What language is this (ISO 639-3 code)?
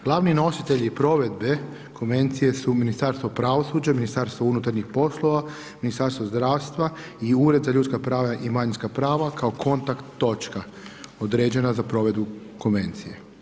hrv